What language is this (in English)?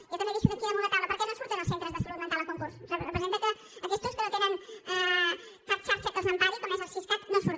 Catalan